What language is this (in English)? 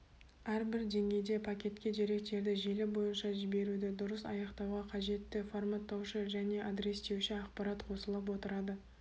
Kazakh